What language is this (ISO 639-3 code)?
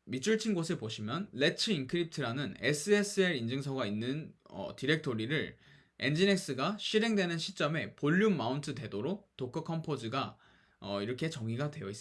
kor